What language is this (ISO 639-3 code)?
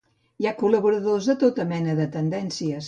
cat